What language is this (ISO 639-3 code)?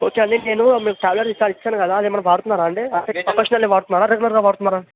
tel